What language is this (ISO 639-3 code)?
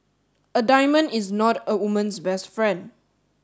eng